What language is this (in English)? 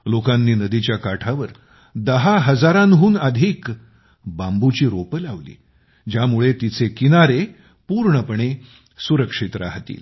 Marathi